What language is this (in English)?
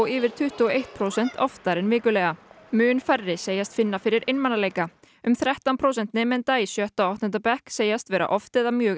Icelandic